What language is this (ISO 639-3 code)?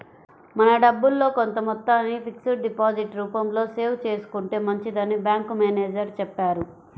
tel